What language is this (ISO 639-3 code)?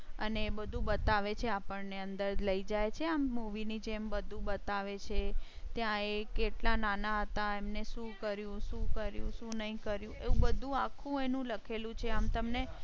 guj